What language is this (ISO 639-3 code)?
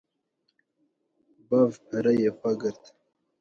kur